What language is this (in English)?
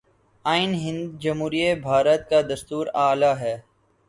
Urdu